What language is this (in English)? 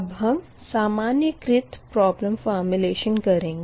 Hindi